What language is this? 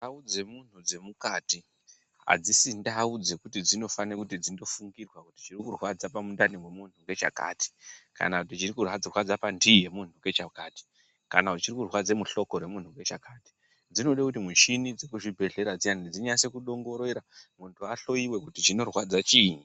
Ndau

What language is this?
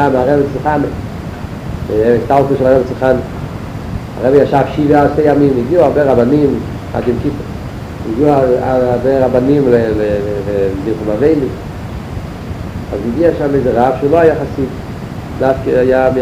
Hebrew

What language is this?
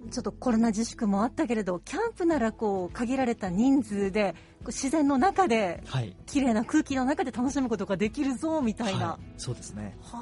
Japanese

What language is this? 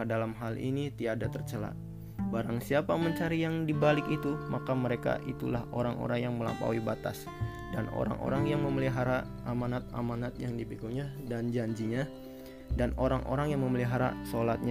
Indonesian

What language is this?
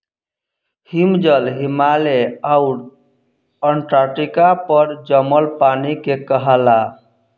Bhojpuri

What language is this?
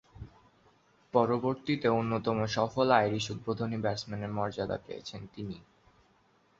Bangla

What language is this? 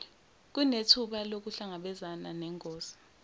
Zulu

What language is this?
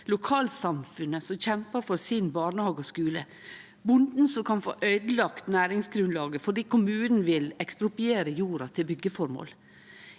Norwegian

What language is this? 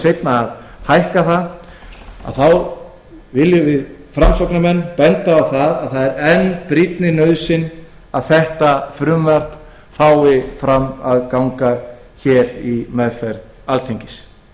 Icelandic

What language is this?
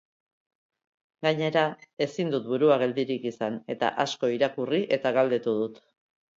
Basque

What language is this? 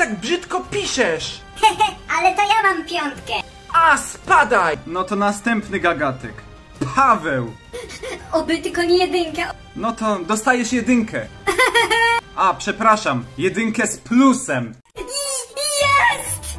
Polish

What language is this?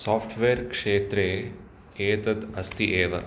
Sanskrit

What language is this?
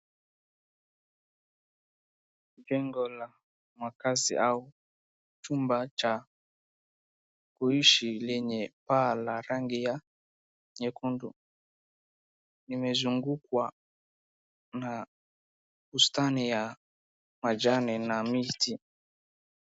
Swahili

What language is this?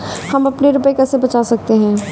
Hindi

